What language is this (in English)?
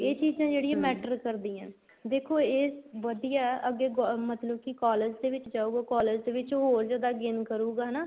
Punjabi